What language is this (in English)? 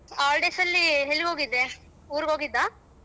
Kannada